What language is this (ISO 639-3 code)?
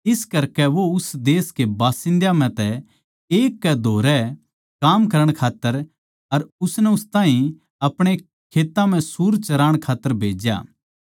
bgc